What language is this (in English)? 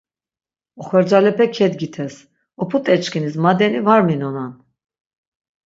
Laz